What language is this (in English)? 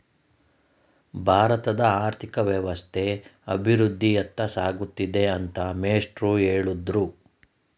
Kannada